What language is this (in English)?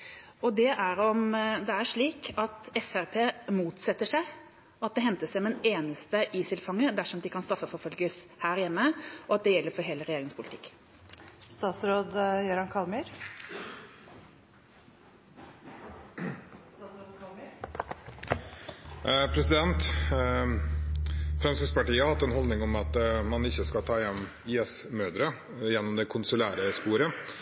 Norwegian Bokmål